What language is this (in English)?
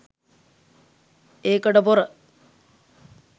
Sinhala